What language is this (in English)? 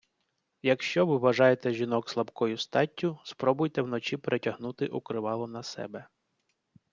Ukrainian